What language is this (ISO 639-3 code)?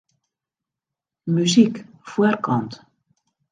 fry